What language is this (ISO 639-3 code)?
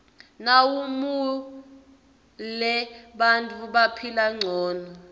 ssw